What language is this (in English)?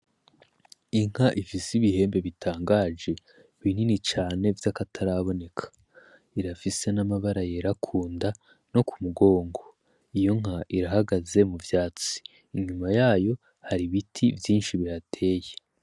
Rundi